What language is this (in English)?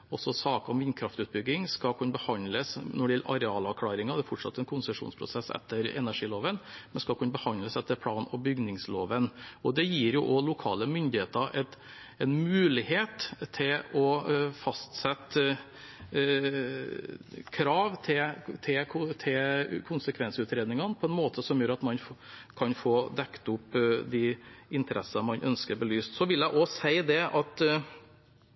Norwegian Bokmål